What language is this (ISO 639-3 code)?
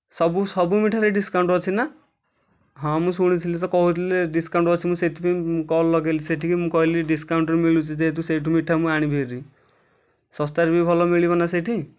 ori